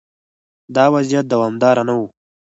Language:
Pashto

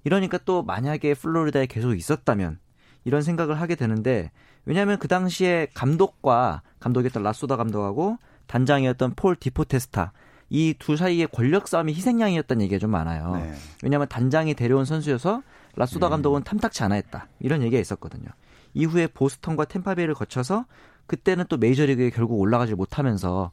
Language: Korean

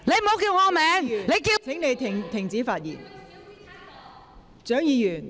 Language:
Cantonese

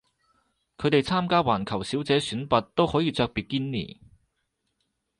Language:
Cantonese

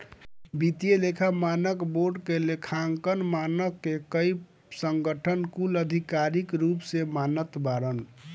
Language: Bhojpuri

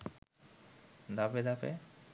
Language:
Bangla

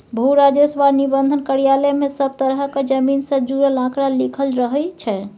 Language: Maithili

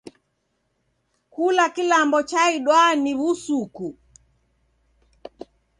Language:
Taita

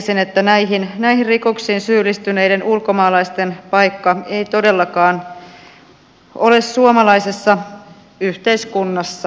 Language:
Finnish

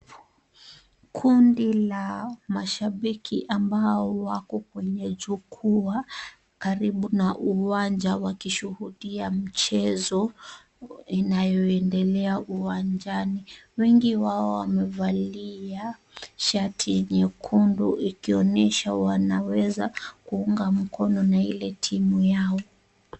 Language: Swahili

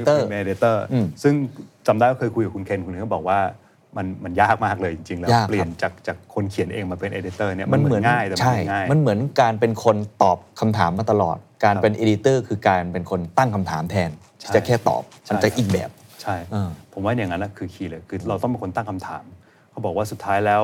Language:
Thai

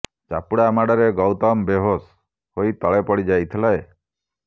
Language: Odia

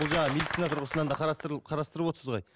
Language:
Kazakh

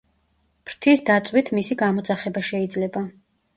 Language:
Georgian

